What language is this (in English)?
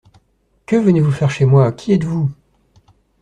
French